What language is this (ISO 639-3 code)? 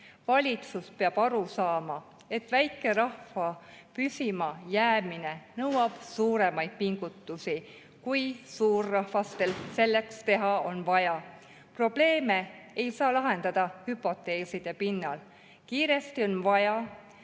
est